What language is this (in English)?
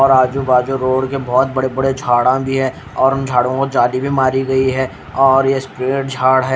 Hindi